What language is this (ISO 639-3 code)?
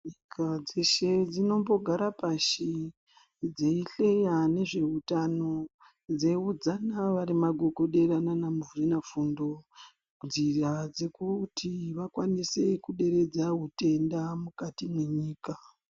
ndc